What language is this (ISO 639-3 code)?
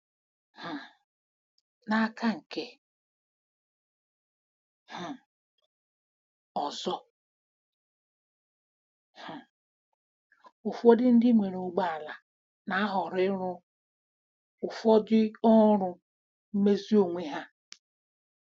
ibo